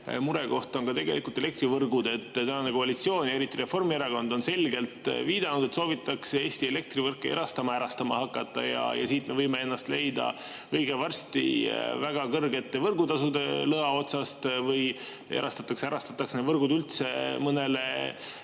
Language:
Estonian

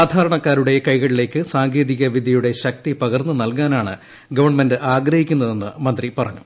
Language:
Malayalam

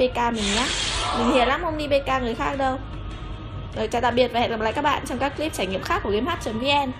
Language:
Vietnamese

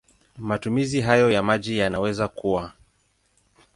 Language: Swahili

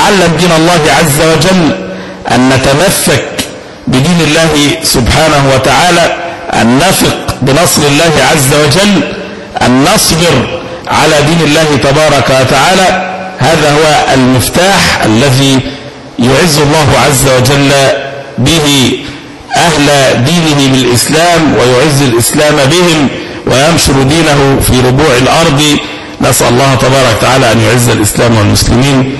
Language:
Arabic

